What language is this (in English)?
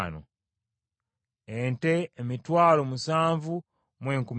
Ganda